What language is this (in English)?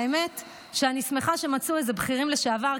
Hebrew